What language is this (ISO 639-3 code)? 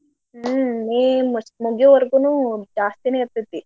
kan